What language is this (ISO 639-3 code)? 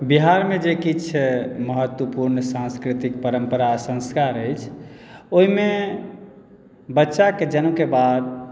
mai